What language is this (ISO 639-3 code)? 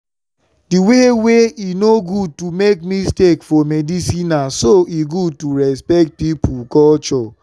pcm